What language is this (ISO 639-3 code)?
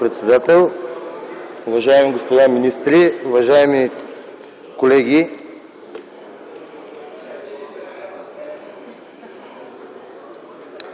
bul